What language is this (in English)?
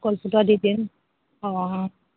Assamese